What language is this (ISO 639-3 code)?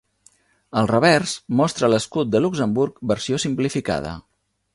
cat